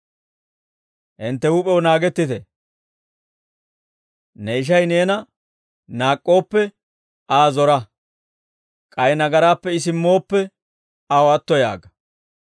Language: Dawro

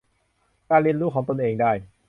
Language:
Thai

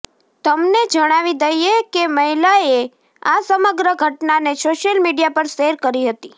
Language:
Gujarati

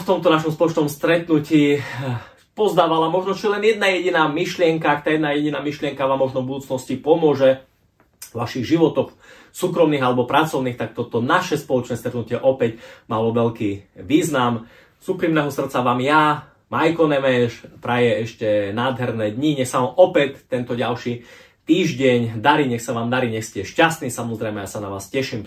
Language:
Slovak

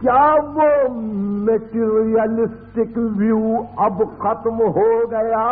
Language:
Arabic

